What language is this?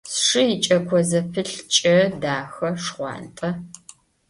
Adyghe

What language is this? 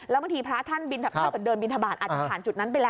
Thai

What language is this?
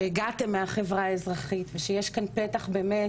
Hebrew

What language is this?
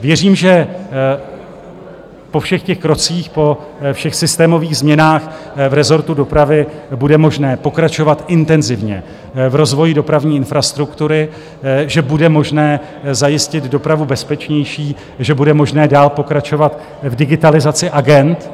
Czech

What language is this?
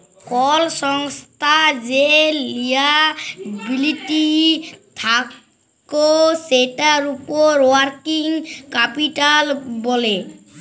Bangla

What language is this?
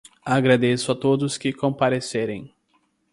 Portuguese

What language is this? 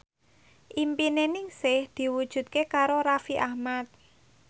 Javanese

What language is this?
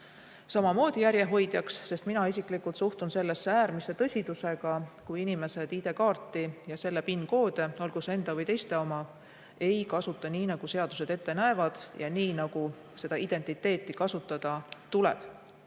Estonian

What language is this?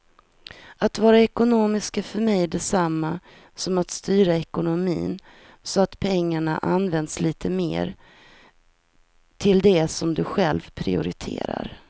Swedish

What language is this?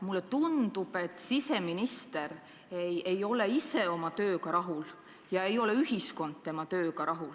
Estonian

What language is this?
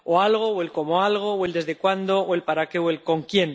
Spanish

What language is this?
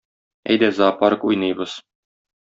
Tatar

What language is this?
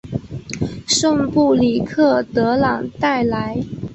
Chinese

